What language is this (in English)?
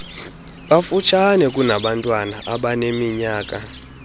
Xhosa